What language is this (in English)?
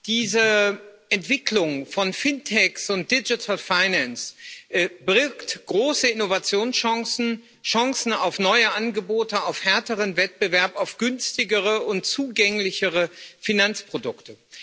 German